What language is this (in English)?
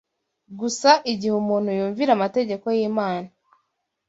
Kinyarwanda